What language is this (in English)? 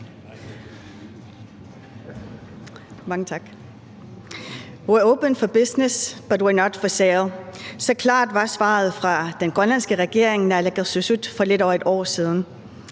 Danish